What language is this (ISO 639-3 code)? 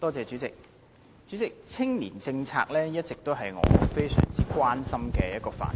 yue